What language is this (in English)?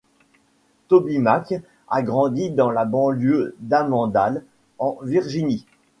French